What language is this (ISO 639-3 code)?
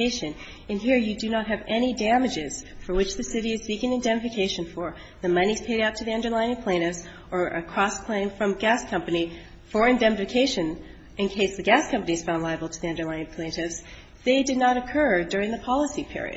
eng